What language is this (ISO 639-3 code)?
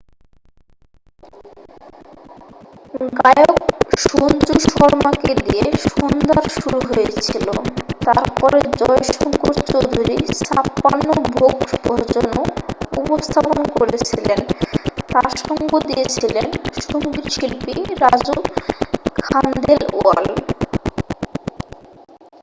ben